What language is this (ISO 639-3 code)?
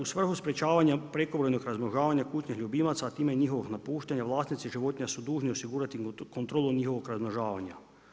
hrv